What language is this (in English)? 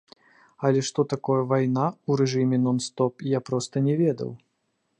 Belarusian